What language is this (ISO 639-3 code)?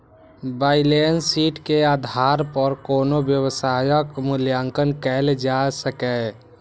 mai